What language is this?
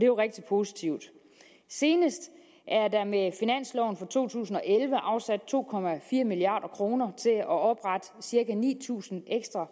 Danish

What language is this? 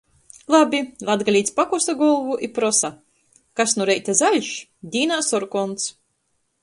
Latgalian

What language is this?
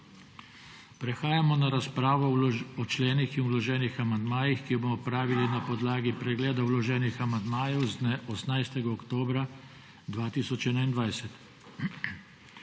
Slovenian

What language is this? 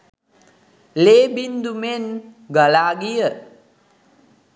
Sinhala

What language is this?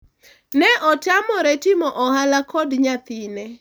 Luo (Kenya and Tanzania)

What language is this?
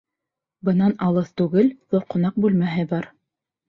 Bashkir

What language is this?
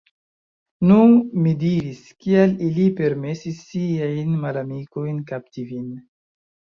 Esperanto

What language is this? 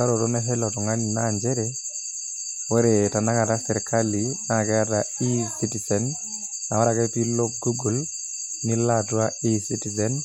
Masai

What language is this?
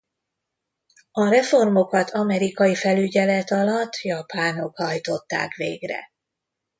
Hungarian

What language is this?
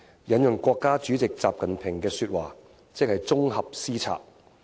Cantonese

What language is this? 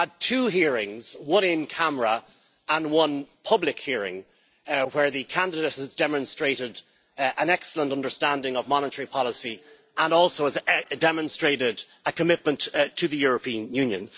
English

